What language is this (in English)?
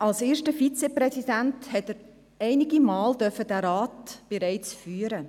Swiss German